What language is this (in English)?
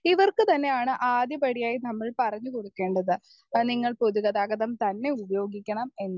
Malayalam